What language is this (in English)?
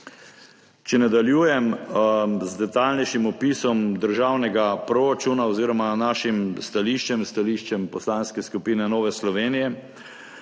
Slovenian